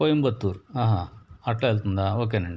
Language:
Telugu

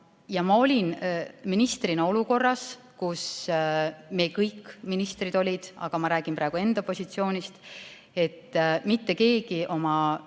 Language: Estonian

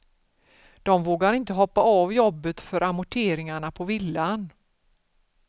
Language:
Swedish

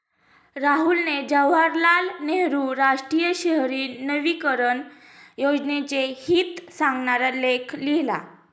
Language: Marathi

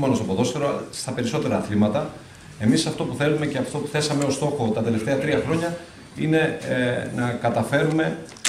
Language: Greek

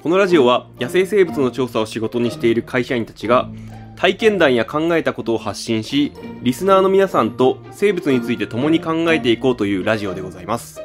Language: Japanese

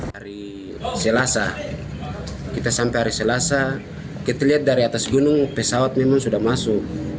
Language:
Indonesian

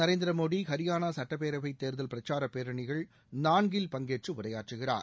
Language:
Tamil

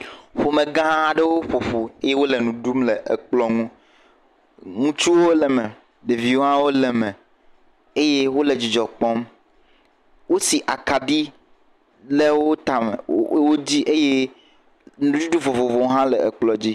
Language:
Ewe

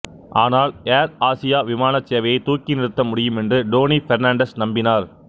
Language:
Tamil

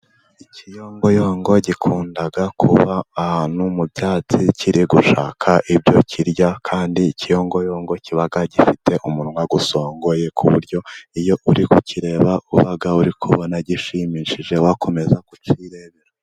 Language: Kinyarwanda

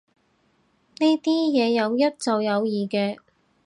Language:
Cantonese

